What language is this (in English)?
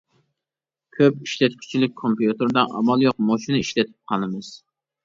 Uyghur